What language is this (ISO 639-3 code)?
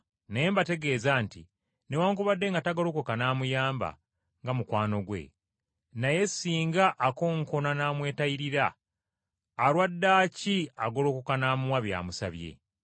lug